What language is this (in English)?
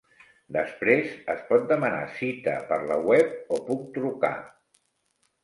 Catalan